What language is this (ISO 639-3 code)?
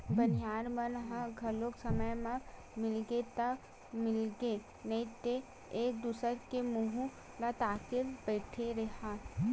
hne